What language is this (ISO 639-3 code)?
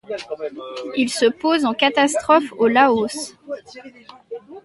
fra